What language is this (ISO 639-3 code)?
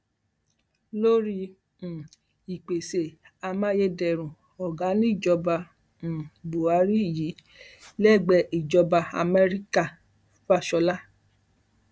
yor